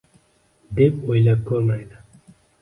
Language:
Uzbek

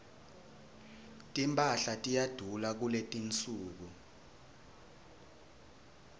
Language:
Swati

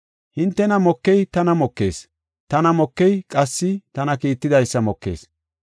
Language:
Gofa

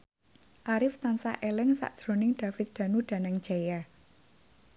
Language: Javanese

